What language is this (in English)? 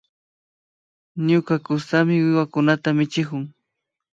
Imbabura Highland Quichua